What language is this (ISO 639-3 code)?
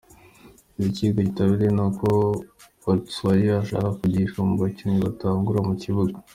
kin